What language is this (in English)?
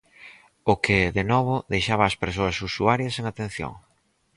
Galician